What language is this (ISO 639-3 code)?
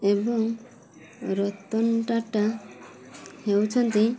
ori